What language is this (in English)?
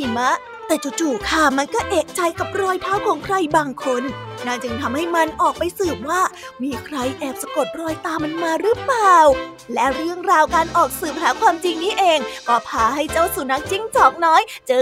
Thai